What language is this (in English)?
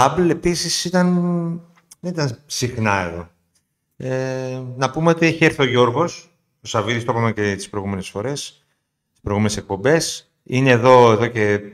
Greek